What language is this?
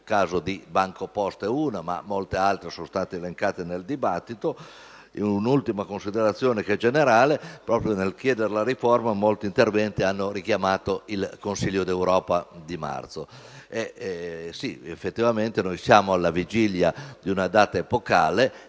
Italian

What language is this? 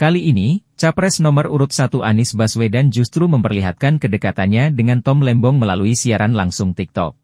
Indonesian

